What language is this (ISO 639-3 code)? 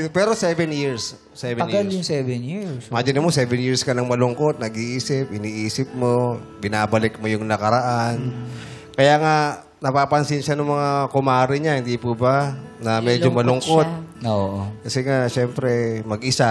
fil